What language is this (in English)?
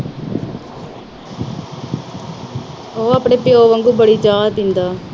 Punjabi